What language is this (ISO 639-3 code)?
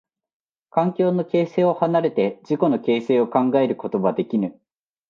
jpn